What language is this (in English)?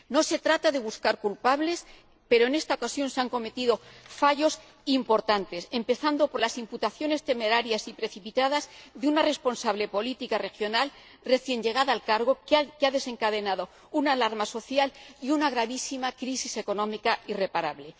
Spanish